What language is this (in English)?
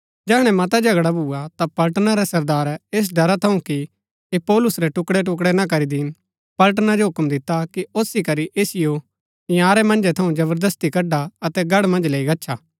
Gaddi